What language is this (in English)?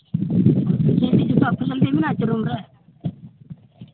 Santali